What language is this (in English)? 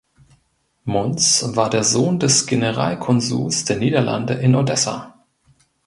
German